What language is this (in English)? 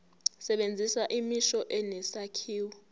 Zulu